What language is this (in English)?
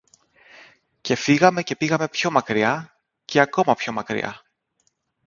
Greek